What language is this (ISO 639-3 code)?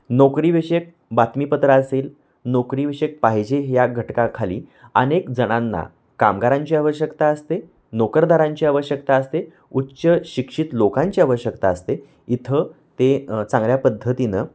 mar